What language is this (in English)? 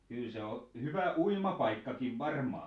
Finnish